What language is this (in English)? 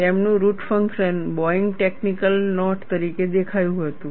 Gujarati